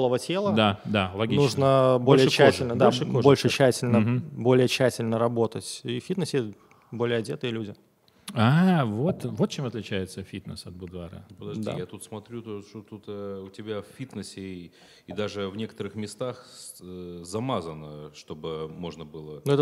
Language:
Russian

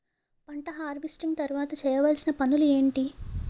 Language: Telugu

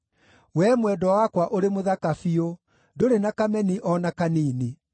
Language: Kikuyu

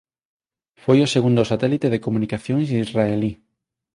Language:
Galician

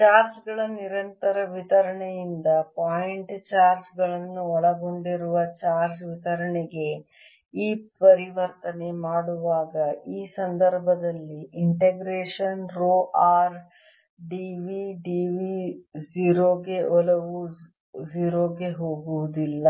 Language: Kannada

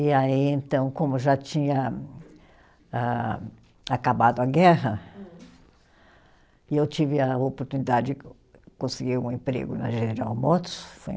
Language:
Portuguese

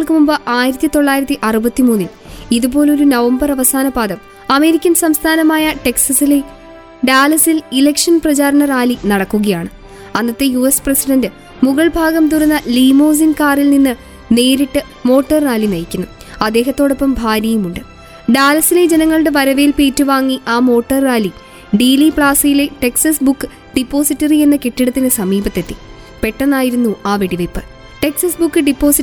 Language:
Malayalam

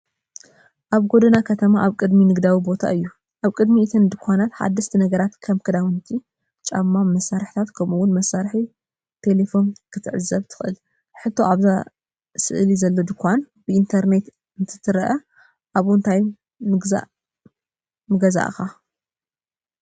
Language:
Tigrinya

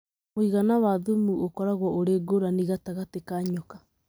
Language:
Kikuyu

